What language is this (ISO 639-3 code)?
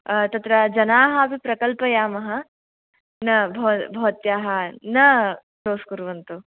san